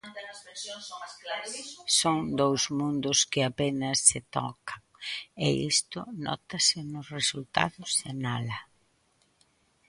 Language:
Galician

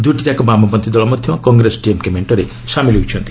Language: Odia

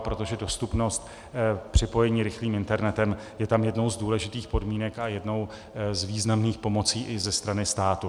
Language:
Czech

